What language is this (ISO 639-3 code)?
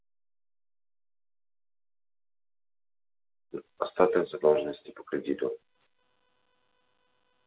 rus